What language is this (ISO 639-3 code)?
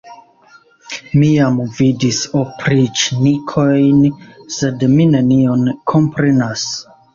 epo